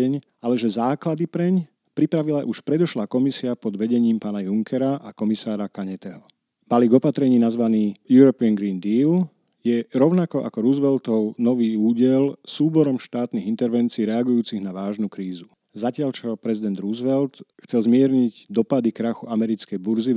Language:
Slovak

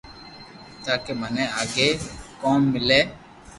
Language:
Loarki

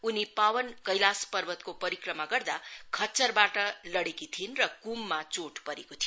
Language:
Nepali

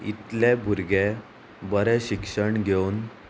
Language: Konkani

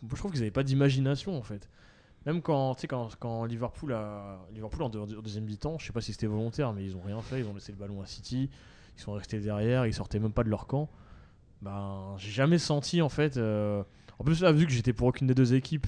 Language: French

